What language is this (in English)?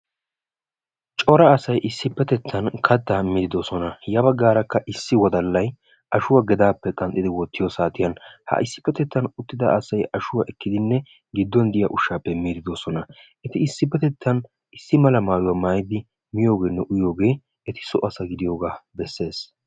Wolaytta